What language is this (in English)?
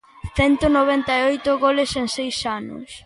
Galician